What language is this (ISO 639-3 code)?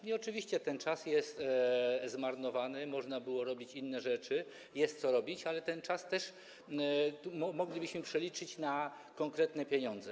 pol